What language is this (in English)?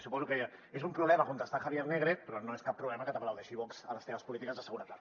Catalan